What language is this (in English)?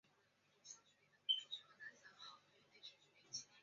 Chinese